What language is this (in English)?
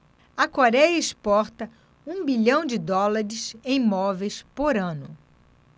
Portuguese